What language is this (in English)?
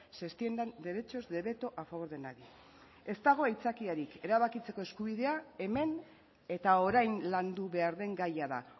Basque